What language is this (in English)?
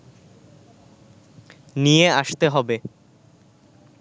Bangla